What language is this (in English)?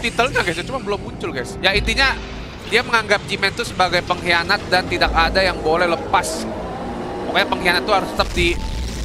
Indonesian